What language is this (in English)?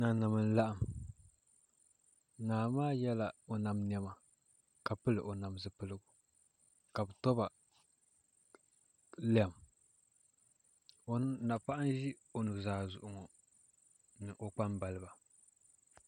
Dagbani